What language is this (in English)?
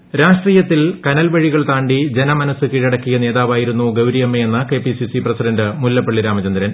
Malayalam